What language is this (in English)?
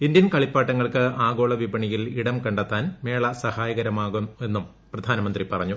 Malayalam